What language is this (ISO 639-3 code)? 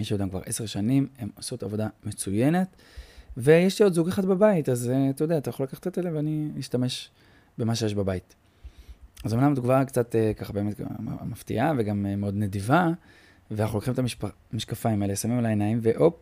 heb